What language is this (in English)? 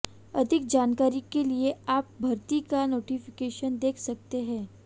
Hindi